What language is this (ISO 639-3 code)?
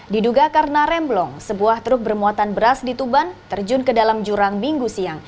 ind